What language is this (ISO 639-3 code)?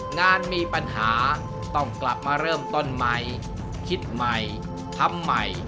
tha